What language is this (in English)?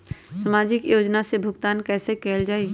Magahi